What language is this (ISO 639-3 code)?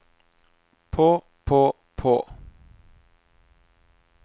nor